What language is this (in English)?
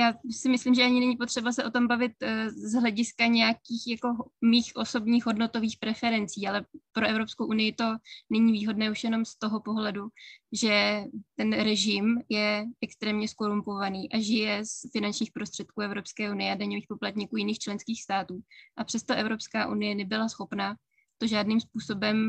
Czech